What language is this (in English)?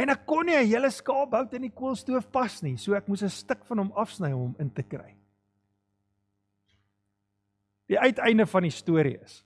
Dutch